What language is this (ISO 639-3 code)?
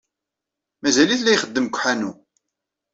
kab